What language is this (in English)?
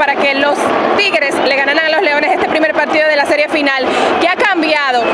Spanish